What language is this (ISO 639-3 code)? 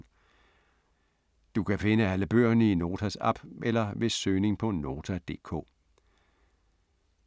dan